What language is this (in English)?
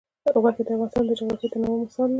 Pashto